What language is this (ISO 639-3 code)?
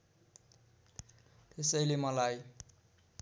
nep